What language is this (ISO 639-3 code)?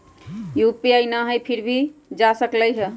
mag